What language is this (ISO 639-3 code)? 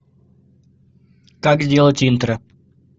rus